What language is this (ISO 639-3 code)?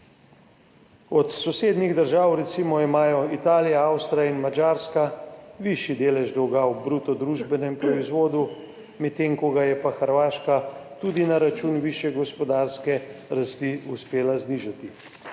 slv